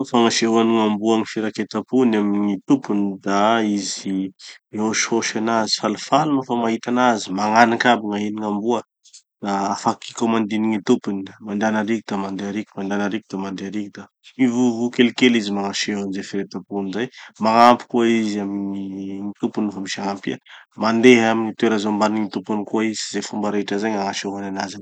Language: Tanosy Malagasy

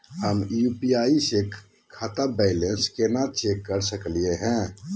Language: Magahi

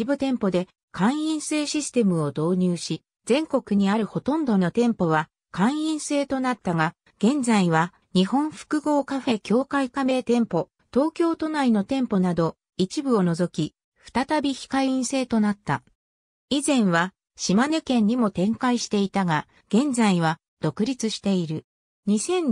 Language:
Japanese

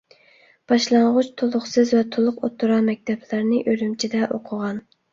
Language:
Uyghur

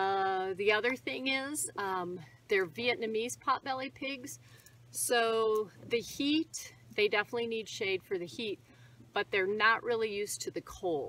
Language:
English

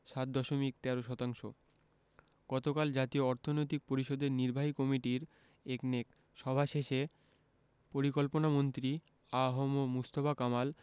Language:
Bangla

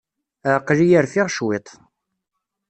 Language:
Kabyle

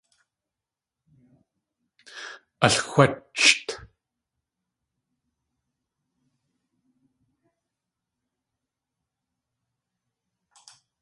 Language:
Tlingit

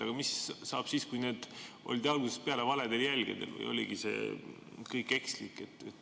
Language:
Estonian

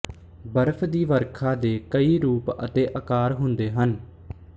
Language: Punjabi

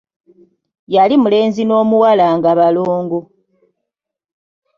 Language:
Ganda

